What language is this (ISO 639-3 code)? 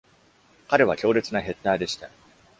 jpn